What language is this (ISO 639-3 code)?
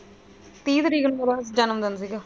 pan